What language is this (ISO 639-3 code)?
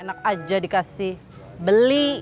ind